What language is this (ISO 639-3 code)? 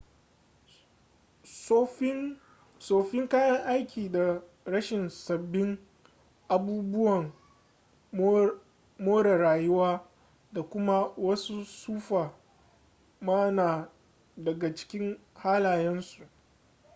hau